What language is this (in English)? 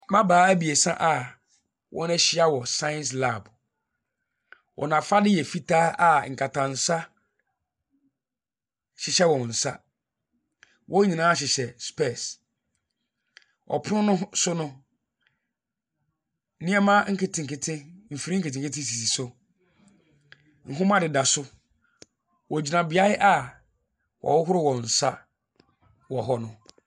Akan